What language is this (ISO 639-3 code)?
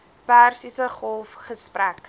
afr